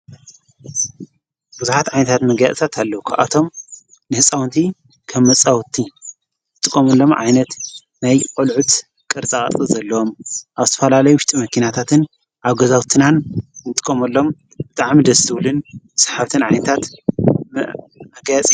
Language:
Tigrinya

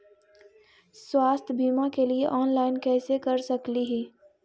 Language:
Magahi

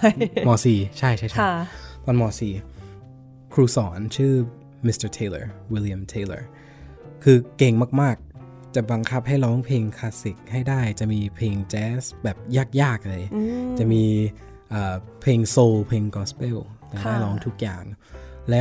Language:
Thai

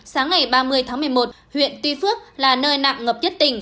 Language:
Vietnamese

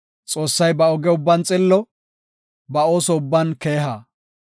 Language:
Gofa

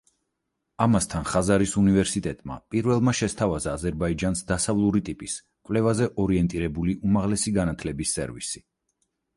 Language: Georgian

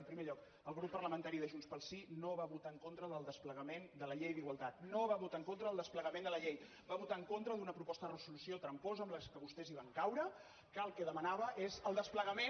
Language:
Catalan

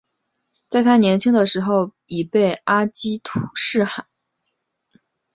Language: Chinese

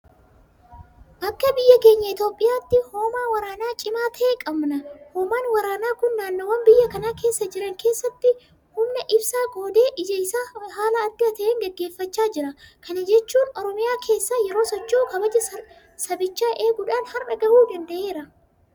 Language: Oromo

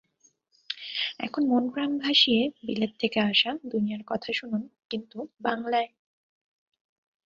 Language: Bangla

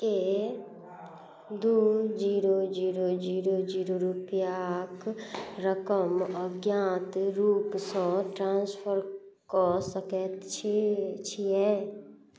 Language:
Maithili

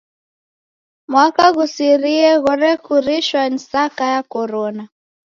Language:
Taita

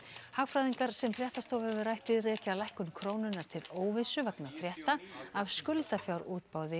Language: Icelandic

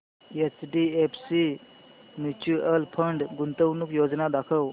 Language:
Marathi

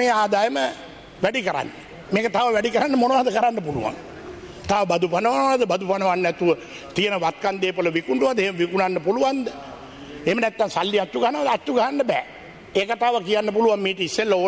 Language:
Indonesian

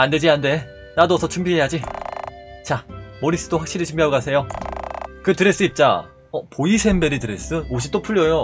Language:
Korean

